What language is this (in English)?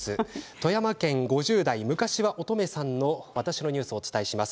Japanese